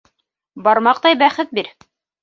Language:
Bashkir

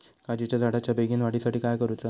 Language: Marathi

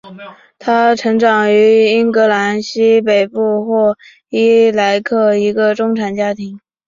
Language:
Chinese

